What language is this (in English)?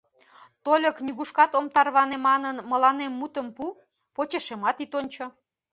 Mari